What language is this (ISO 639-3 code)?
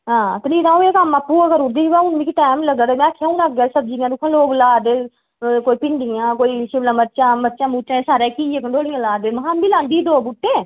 doi